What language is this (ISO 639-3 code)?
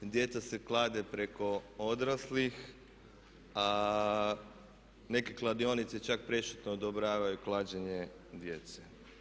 hrv